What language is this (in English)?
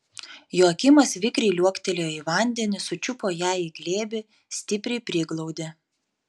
Lithuanian